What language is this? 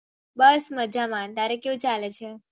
Gujarati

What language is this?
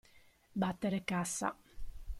Italian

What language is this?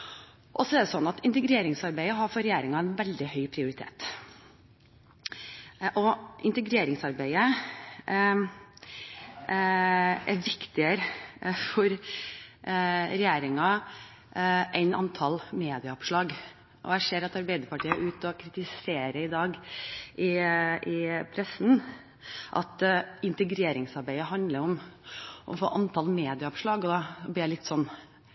Norwegian Bokmål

